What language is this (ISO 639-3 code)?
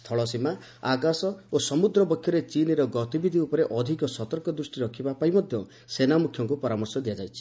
ori